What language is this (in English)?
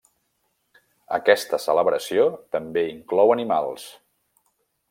Catalan